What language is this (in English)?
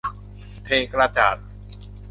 Thai